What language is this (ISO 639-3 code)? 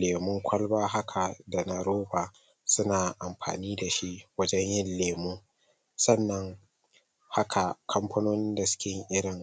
hau